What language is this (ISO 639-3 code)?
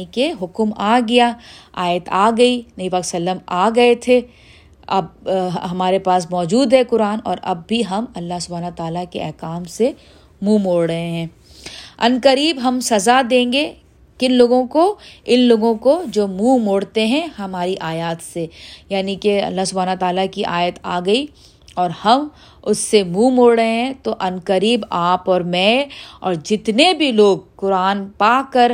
urd